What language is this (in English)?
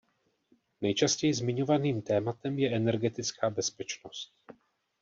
Czech